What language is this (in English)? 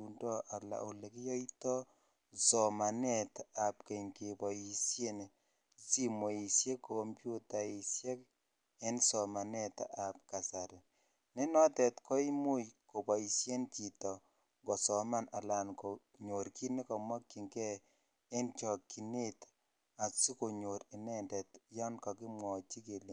Kalenjin